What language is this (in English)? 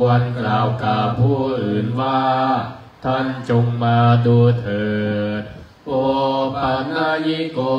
Thai